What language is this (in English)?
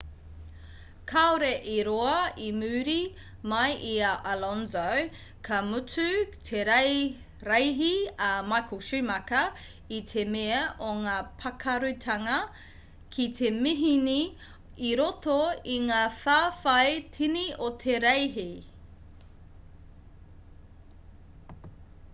Māori